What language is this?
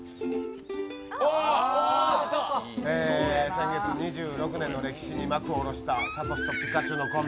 Japanese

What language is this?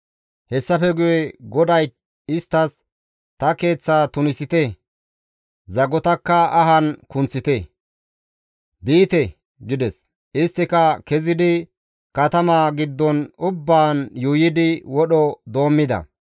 Gamo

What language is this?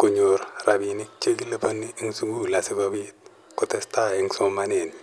Kalenjin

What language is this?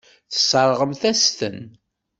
Kabyle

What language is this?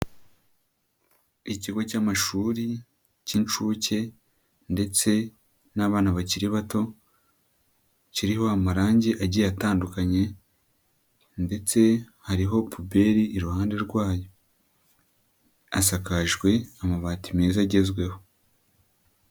Kinyarwanda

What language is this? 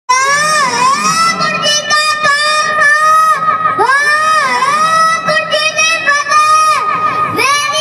Punjabi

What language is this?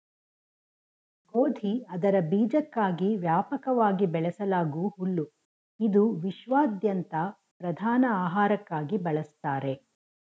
Kannada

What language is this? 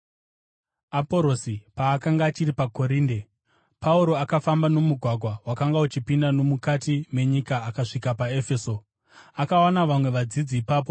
Shona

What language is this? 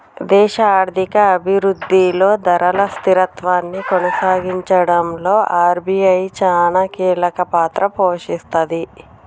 Telugu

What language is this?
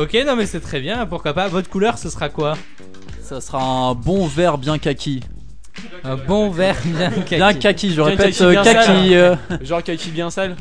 French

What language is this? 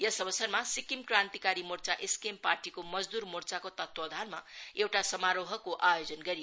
Nepali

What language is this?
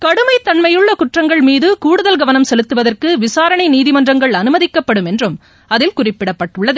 Tamil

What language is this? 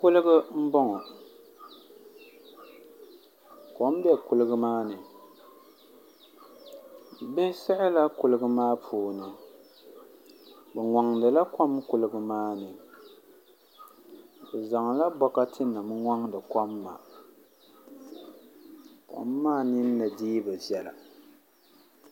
Dagbani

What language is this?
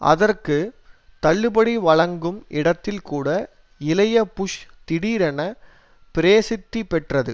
Tamil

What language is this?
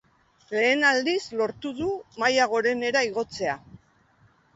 Basque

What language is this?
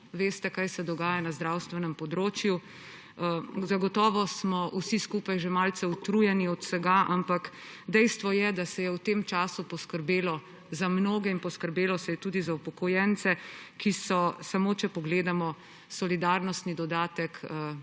Slovenian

